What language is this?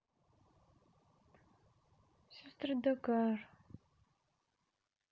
Russian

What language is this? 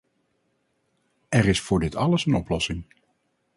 Dutch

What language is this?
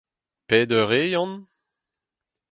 Breton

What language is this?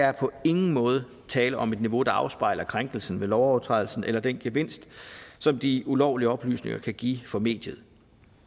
Danish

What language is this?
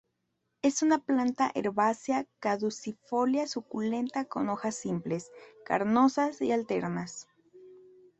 Spanish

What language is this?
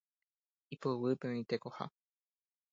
Guarani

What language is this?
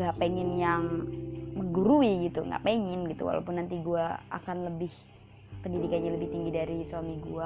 Indonesian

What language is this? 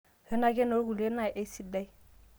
Masai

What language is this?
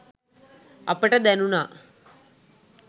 Sinhala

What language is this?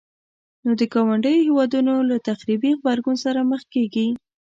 Pashto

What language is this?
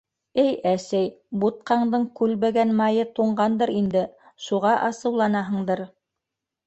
Bashkir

